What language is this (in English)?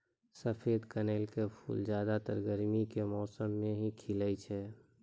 Maithili